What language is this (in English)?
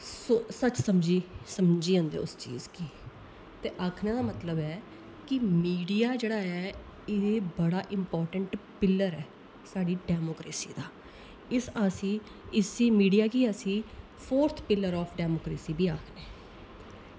Dogri